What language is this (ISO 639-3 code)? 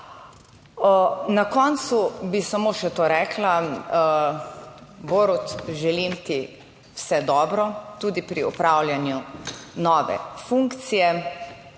slv